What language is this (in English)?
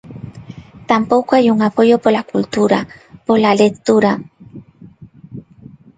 Galician